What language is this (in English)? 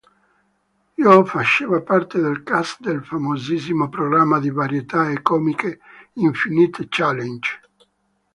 Italian